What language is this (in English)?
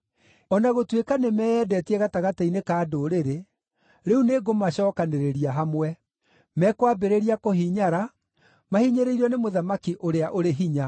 Kikuyu